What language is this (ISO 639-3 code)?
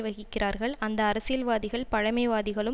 tam